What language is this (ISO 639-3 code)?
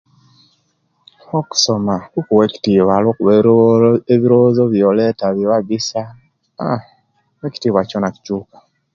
lke